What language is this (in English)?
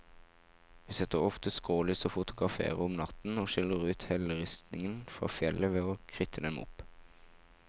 Norwegian